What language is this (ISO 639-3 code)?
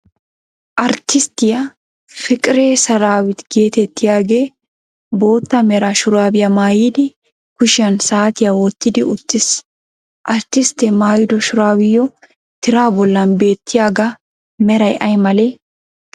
wal